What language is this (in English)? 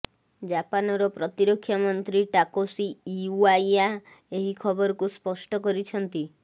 Odia